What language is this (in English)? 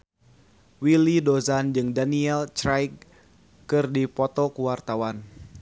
Sundanese